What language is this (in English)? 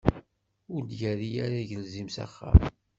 Kabyle